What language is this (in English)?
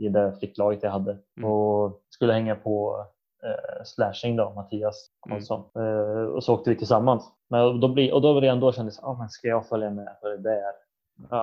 Swedish